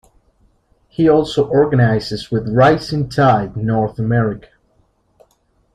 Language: English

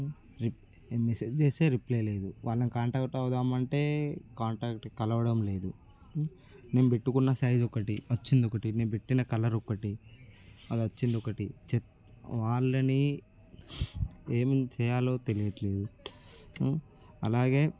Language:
Telugu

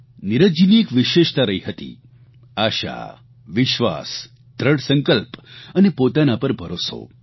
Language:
Gujarati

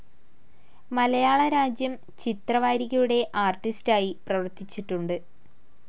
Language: Malayalam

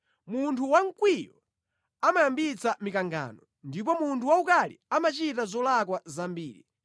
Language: Nyanja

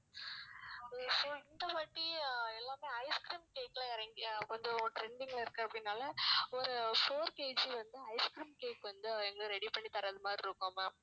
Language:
Tamil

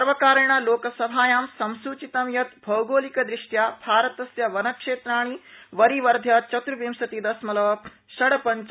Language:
Sanskrit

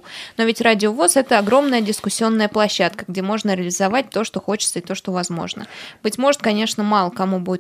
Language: Russian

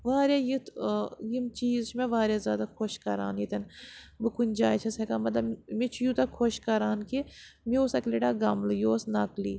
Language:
Kashmiri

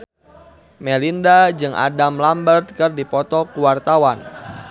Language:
Sundanese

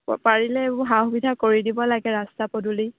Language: Assamese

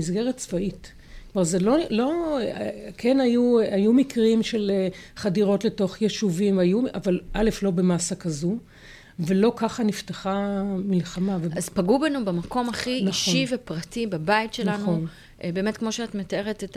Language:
Hebrew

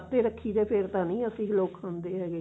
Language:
Punjabi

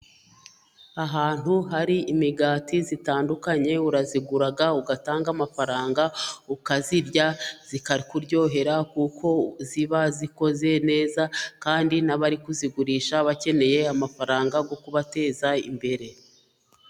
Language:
Kinyarwanda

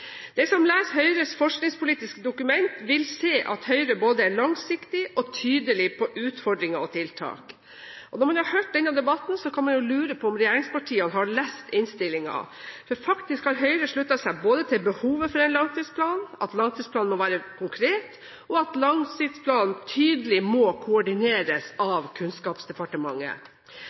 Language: Norwegian Bokmål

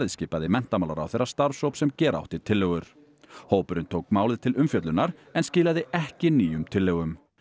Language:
Icelandic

